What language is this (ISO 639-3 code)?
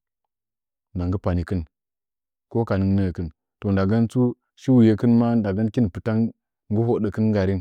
nja